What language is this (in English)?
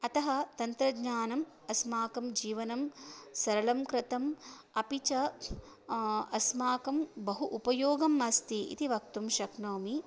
Sanskrit